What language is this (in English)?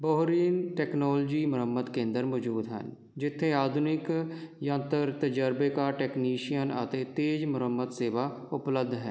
Punjabi